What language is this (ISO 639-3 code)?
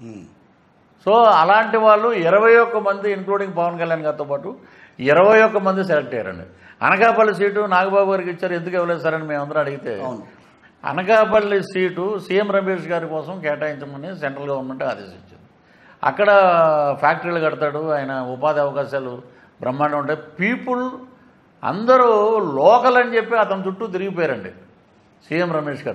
tel